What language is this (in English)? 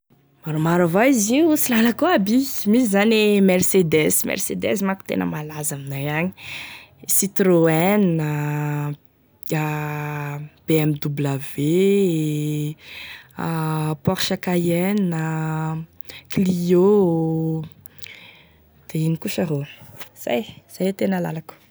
Tesaka Malagasy